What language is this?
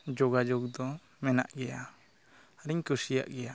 Santali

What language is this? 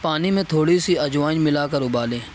Urdu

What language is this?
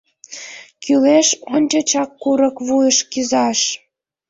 Mari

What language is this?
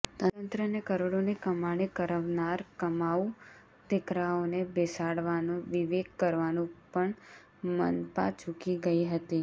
Gujarati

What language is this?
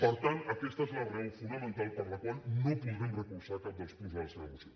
Catalan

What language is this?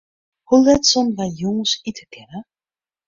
Western Frisian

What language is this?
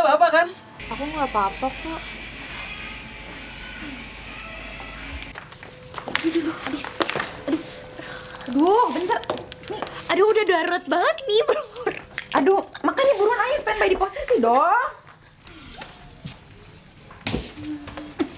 Indonesian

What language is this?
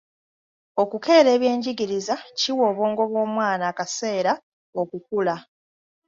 Ganda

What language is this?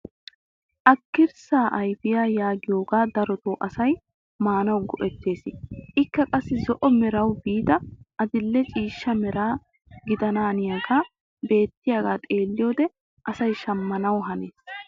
Wolaytta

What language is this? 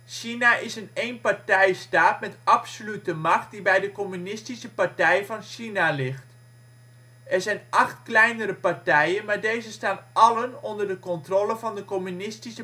Dutch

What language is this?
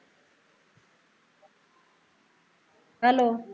Punjabi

